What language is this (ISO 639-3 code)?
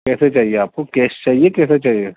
urd